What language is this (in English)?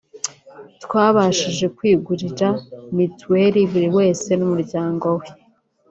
Kinyarwanda